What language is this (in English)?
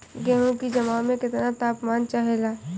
Bhojpuri